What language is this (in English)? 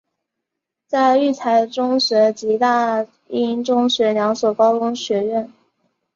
Chinese